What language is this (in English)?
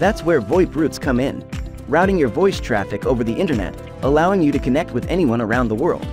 English